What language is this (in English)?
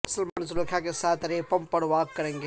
Urdu